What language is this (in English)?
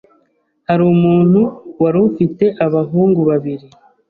Kinyarwanda